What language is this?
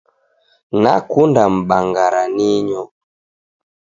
Taita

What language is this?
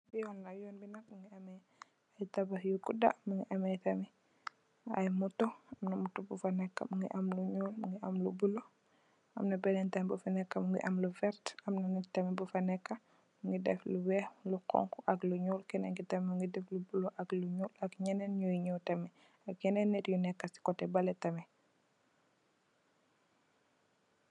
Wolof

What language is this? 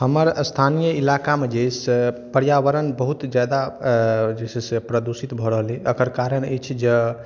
Maithili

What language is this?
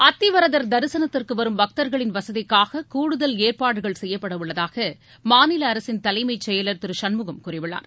Tamil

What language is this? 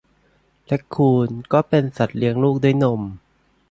Thai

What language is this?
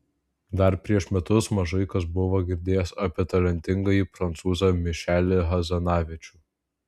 Lithuanian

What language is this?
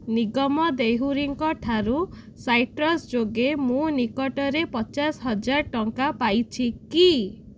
Odia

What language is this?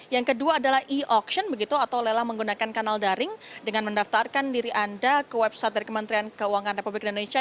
Indonesian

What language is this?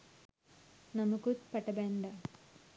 Sinhala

